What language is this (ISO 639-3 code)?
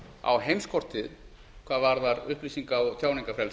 isl